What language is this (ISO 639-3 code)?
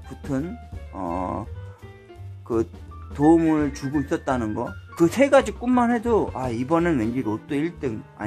kor